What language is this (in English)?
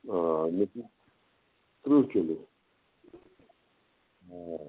Kashmiri